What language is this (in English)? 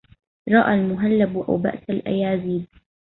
Arabic